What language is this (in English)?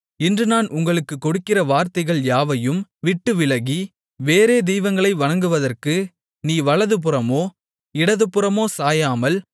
Tamil